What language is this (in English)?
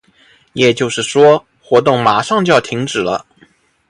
Chinese